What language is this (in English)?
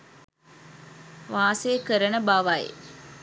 Sinhala